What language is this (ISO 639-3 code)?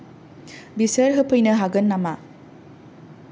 brx